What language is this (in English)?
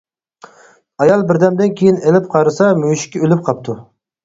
Uyghur